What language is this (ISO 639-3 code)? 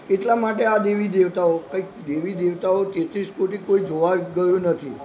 guj